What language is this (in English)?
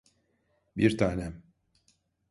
Turkish